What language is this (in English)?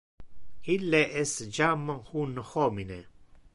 Interlingua